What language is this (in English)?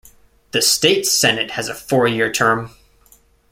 English